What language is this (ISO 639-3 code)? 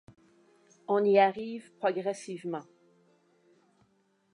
fra